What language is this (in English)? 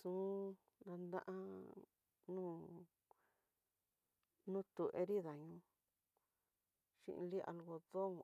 Tidaá Mixtec